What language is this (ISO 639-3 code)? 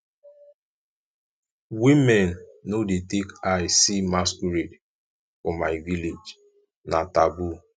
pcm